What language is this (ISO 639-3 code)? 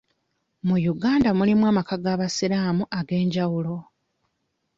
lug